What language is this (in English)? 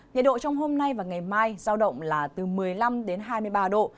Vietnamese